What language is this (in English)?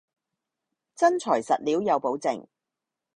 Cantonese